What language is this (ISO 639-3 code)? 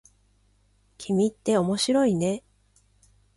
jpn